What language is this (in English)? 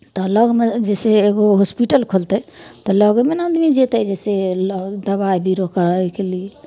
Maithili